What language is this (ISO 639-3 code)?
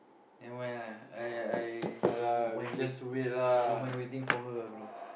eng